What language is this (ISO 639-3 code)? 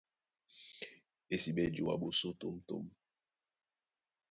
dua